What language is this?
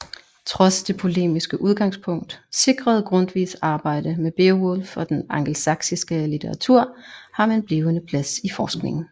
Danish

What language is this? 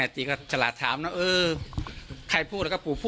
Thai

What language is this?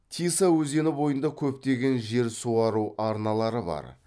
Kazakh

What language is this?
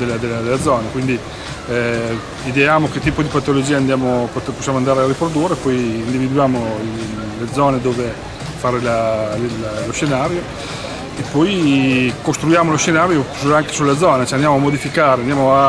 Italian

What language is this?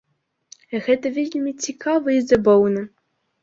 Belarusian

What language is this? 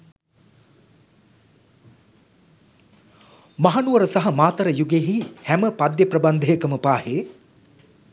Sinhala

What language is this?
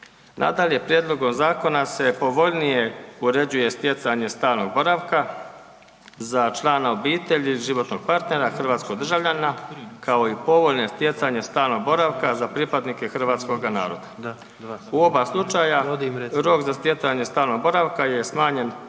Croatian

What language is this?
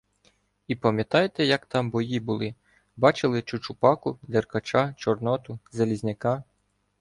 Ukrainian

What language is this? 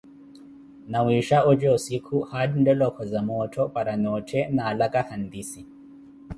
Koti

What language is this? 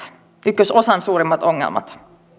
Finnish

